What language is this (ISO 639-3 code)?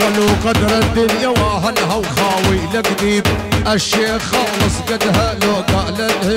ara